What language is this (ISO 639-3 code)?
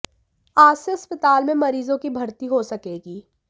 hin